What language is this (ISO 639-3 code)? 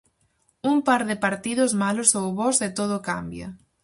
glg